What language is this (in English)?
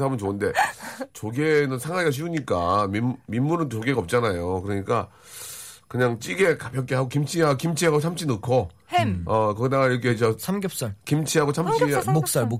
Korean